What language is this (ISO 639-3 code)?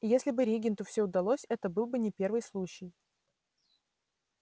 rus